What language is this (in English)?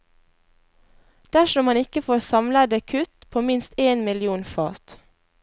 Norwegian